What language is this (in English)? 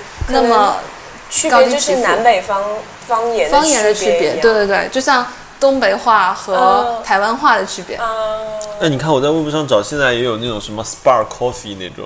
Chinese